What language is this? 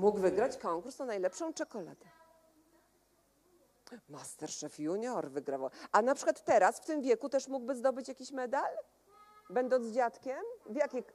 Polish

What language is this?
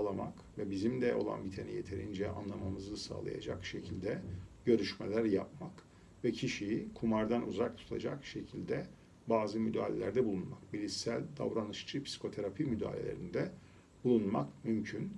Turkish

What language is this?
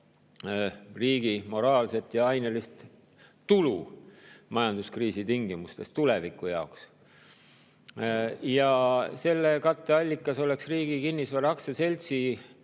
Estonian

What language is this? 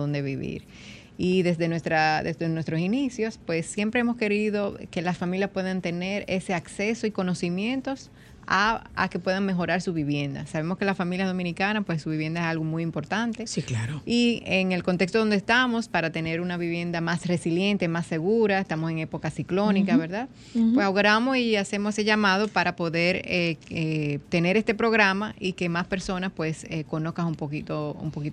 Spanish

